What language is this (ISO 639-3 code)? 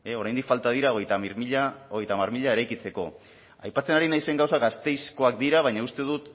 eus